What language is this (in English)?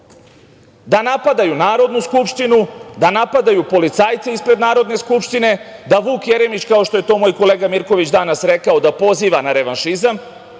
Serbian